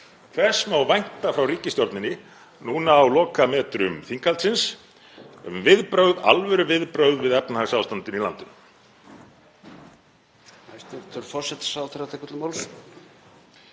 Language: Icelandic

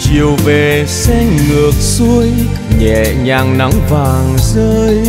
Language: Vietnamese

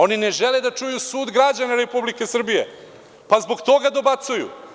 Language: Serbian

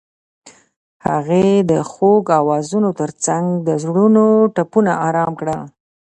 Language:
Pashto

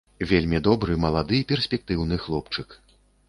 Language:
Belarusian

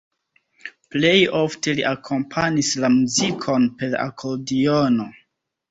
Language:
Esperanto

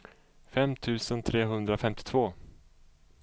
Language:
Swedish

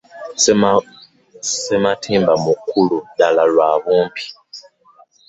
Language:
Ganda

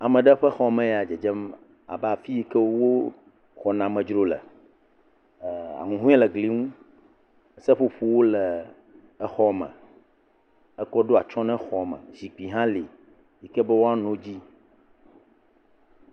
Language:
Ewe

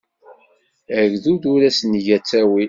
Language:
Kabyle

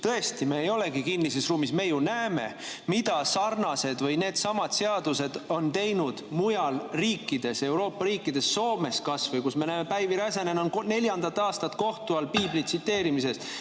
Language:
Estonian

